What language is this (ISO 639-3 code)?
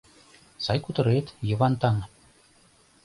chm